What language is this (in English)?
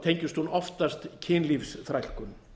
Icelandic